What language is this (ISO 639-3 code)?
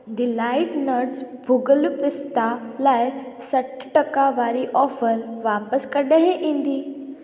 snd